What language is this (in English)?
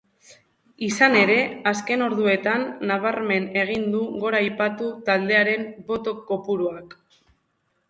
Basque